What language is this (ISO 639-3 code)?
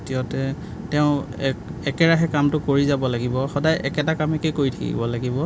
asm